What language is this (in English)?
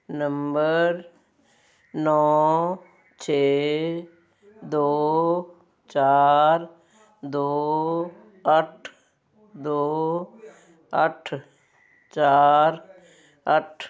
Punjabi